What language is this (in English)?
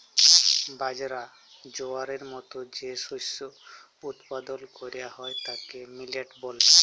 Bangla